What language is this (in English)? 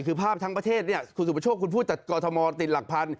Thai